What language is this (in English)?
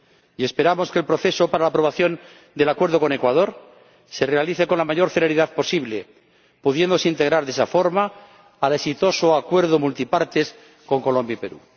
Spanish